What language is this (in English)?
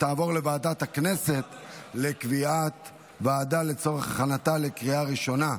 Hebrew